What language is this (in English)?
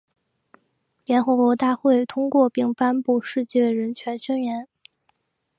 Chinese